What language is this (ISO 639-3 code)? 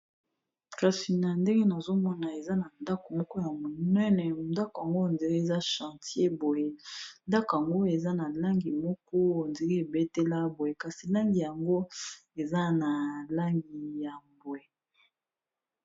lin